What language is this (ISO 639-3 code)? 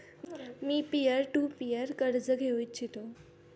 mar